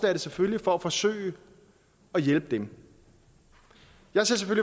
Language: Danish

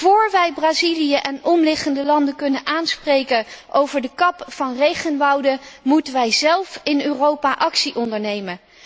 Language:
Dutch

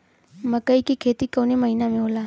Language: Bhojpuri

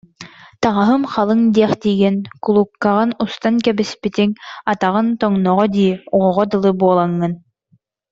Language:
Yakut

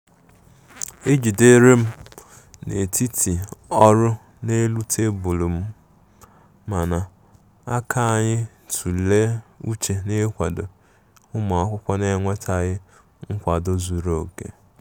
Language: Igbo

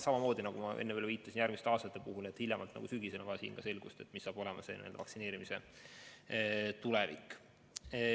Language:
Estonian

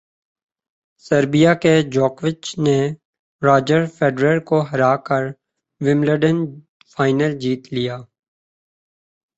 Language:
Urdu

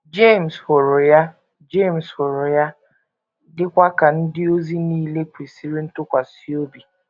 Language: Igbo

